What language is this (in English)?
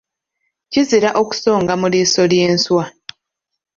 Ganda